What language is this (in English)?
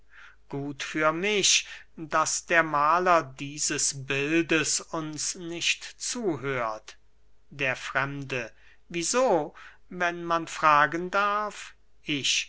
German